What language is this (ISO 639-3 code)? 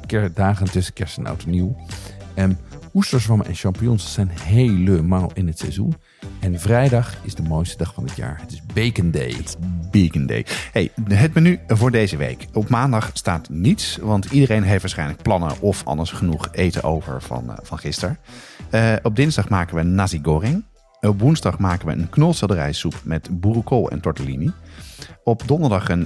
nld